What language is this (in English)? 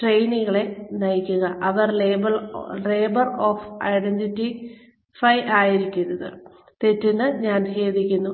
Malayalam